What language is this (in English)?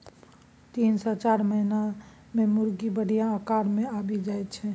Maithili